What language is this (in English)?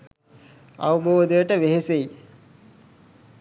Sinhala